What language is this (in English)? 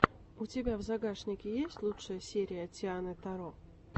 Russian